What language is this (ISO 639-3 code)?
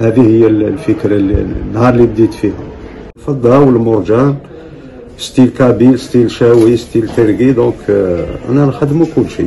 ara